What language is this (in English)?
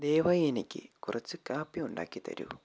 Malayalam